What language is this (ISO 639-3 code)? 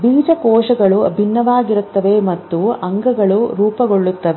kan